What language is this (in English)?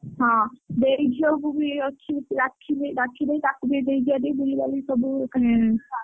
Odia